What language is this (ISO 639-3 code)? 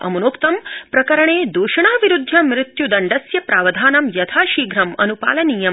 san